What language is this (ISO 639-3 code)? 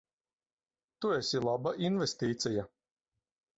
lav